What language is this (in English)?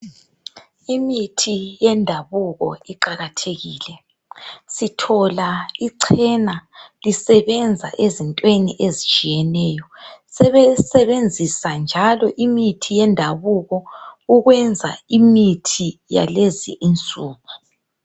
North Ndebele